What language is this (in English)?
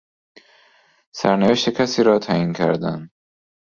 Persian